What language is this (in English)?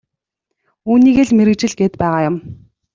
Mongolian